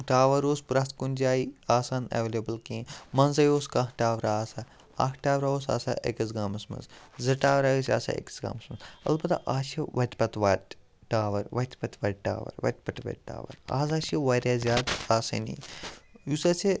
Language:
Kashmiri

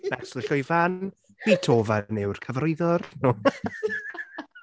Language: Welsh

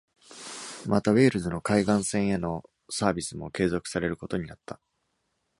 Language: Japanese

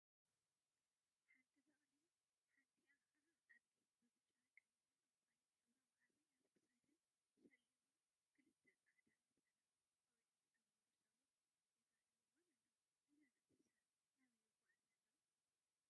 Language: Tigrinya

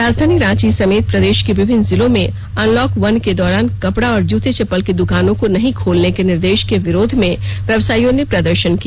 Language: Hindi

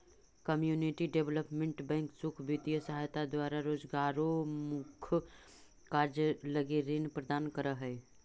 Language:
Magahi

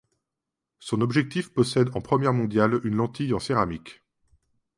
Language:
French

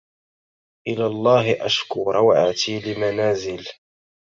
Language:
Arabic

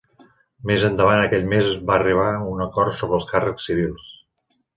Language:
Catalan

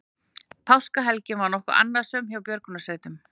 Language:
Icelandic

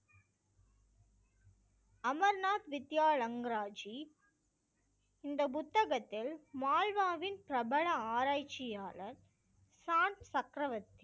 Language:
Tamil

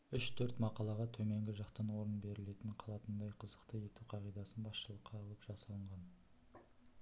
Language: Kazakh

